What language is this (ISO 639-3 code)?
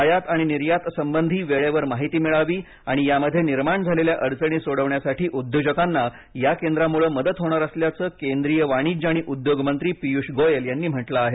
mar